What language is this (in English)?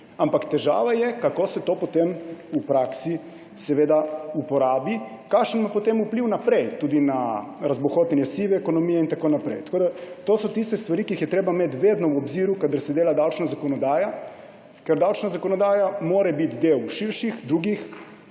Slovenian